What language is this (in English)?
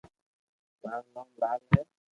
Loarki